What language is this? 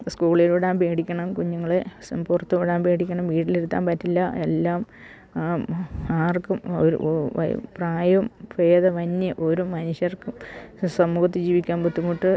Malayalam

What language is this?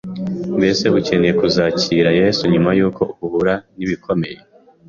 Kinyarwanda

